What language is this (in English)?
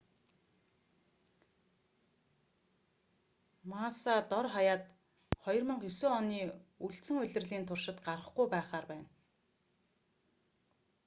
Mongolian